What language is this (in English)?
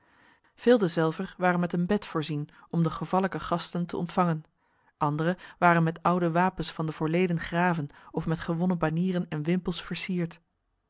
Dutch